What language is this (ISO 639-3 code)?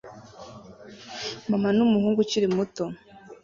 kin